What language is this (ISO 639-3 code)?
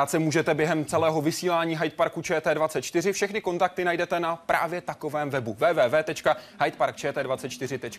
ces